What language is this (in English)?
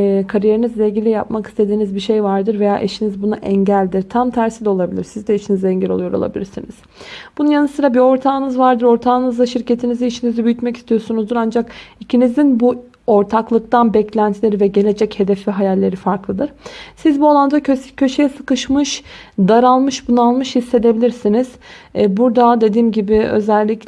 Turkish